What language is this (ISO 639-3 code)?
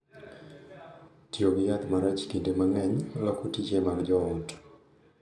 luo